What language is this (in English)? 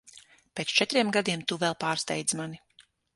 Latvian